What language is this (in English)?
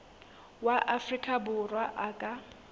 Southern Sotho